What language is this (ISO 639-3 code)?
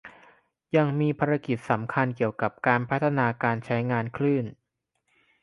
tha